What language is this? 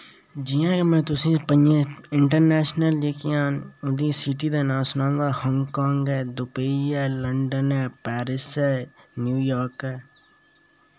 Dogri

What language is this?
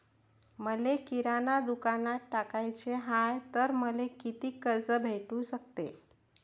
Marathi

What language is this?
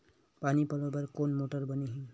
Chhattisgarhi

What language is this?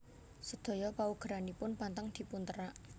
Javanese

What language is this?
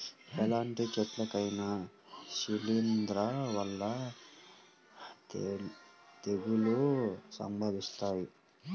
Telugu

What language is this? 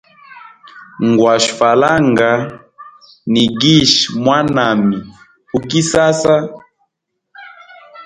Hemba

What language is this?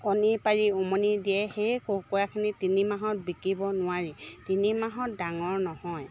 Assamese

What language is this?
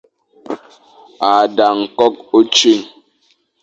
Fang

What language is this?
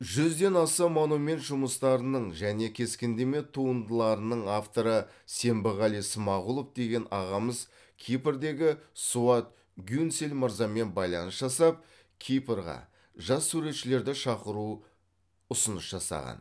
Kazakh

